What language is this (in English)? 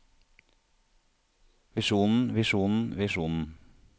Norwegian